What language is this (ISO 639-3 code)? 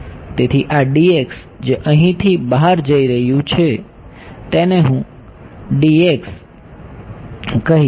guj